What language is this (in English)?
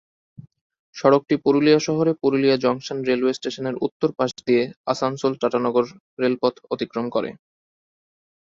Bangla